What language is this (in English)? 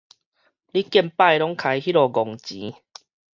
Min Nan Chinese